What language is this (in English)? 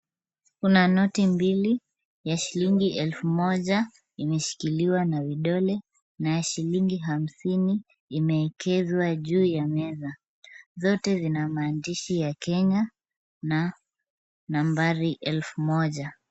Swahili